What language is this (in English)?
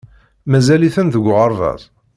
Kabyle